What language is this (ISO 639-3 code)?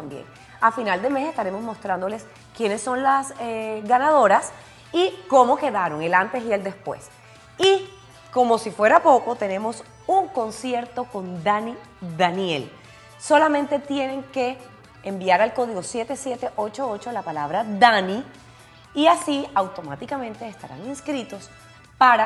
spa